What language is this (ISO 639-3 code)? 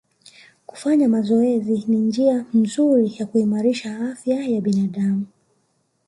swa